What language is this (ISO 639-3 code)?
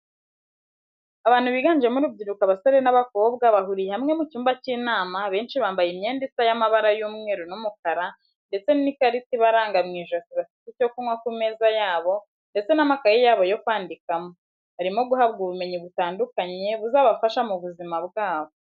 kin